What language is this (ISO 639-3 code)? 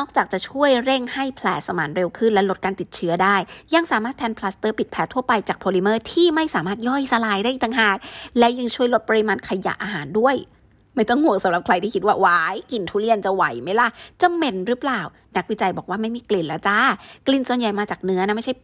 tha